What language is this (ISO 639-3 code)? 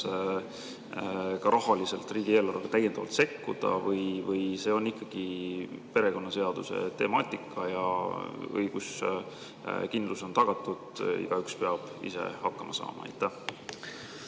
est